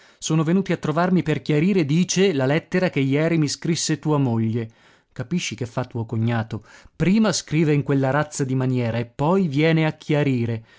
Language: Italian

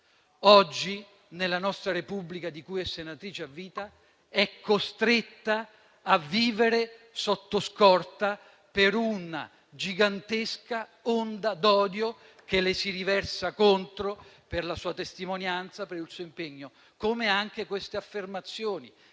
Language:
Italian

